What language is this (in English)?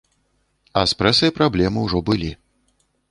Belarusian